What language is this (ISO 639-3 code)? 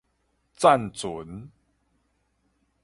nan